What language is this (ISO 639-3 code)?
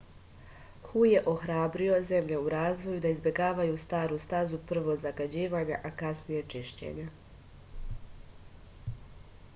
srp